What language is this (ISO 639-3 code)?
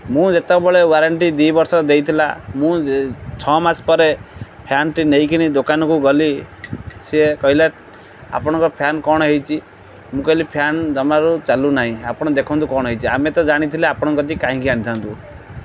ori